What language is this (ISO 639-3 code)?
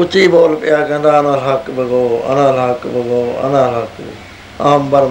pan